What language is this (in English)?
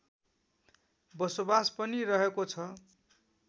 Nepali